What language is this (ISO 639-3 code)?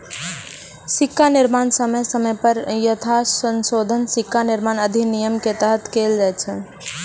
mai